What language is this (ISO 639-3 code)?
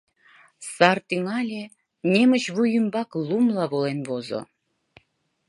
chm